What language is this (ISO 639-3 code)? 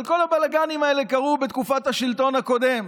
heb